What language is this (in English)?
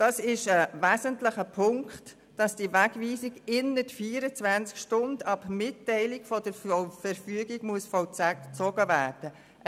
Swiss German